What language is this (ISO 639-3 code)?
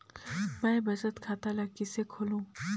hne